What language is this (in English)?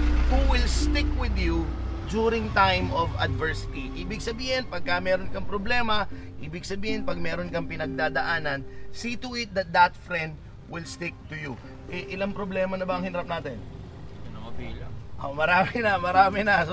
Filipino